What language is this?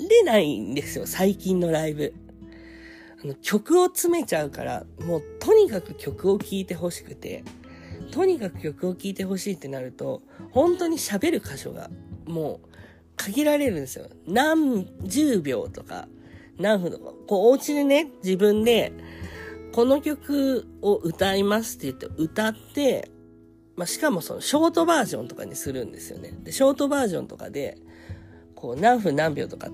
Japanese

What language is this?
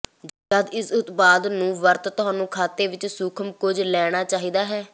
Punjabi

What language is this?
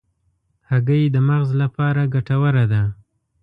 Pashto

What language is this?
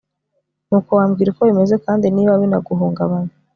Kinyarwanda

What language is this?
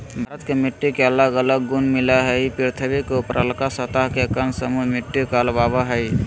Magahi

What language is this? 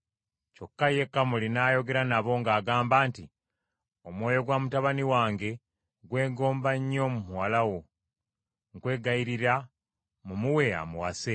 Ganda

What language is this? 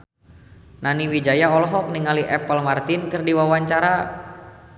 Sundanese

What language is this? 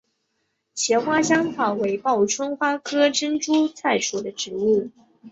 Chinese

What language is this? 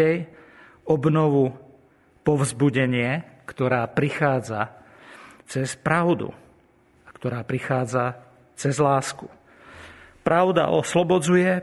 Slovak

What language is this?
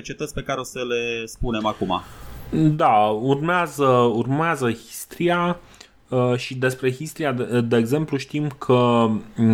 Romanian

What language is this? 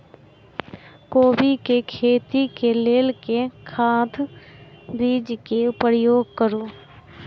Maithili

